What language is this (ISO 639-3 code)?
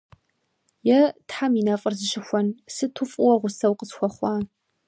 kbd